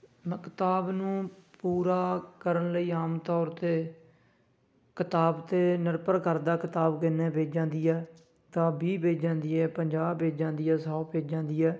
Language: Punjabi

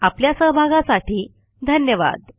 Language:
Marathi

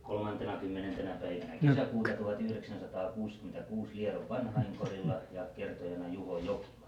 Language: Finnish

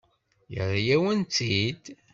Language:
Kabyle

